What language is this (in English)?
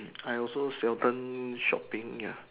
English